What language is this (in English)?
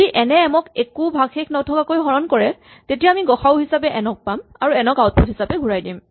Assamese